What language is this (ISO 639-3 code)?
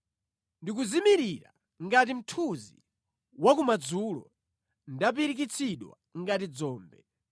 nya